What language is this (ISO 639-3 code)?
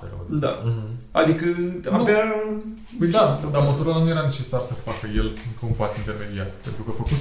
ron